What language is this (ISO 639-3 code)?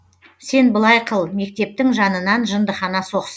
kaz